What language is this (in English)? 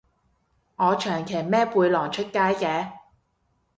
Cantonese